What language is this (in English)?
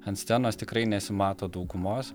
Lithuanian